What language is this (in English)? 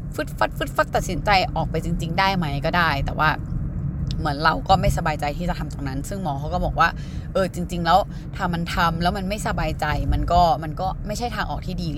Thai